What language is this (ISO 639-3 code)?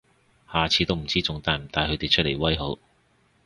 yue